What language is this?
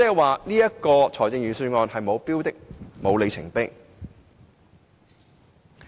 Cantonese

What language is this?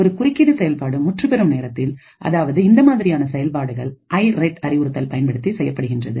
Tamil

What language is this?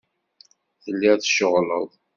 Kabyle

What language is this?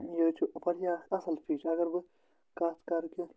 Kashmiri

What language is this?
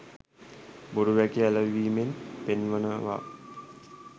Sinhala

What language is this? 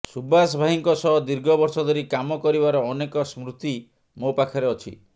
Odia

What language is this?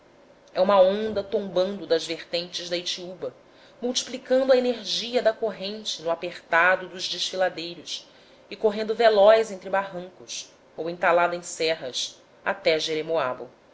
Portuguese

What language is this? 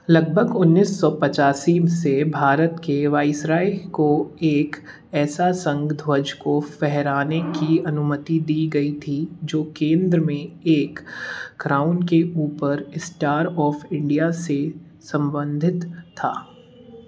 Hindi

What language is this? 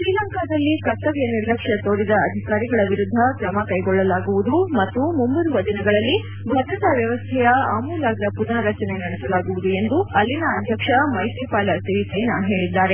Kannada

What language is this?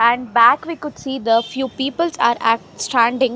English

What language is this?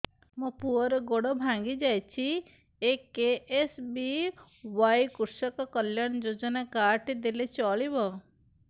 Odia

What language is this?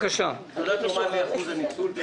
Hebrew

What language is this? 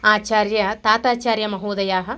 Sanskrit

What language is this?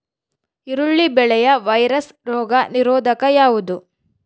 Kannada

